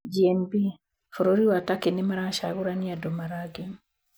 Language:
Kikuyu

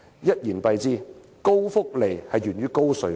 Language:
Cantonese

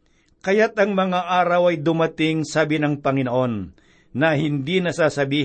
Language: Filipino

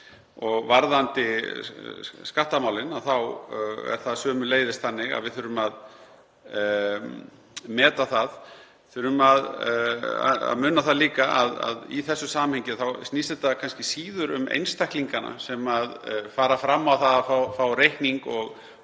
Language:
Icelandic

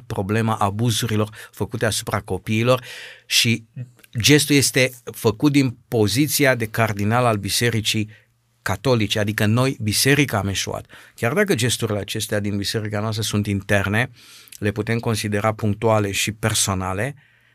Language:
Romanian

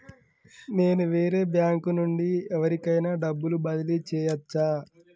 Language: Telugu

